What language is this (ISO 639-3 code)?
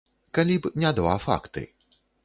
bel